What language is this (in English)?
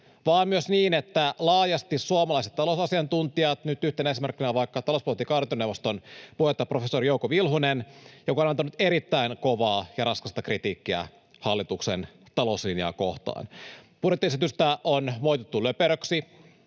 Finnish